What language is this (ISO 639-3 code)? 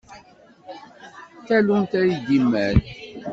kab